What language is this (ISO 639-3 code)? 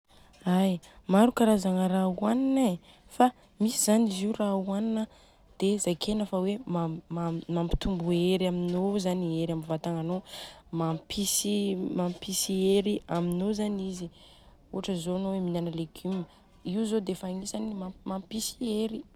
bzc